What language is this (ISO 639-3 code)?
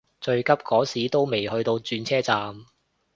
yue